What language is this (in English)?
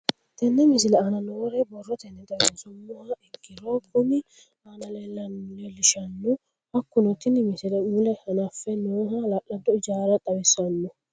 Sidamo